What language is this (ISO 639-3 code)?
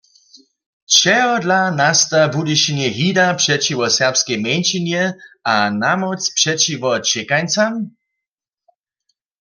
hsb